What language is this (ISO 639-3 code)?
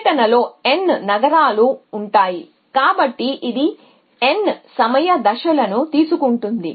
tel